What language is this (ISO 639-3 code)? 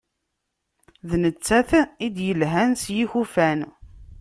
kab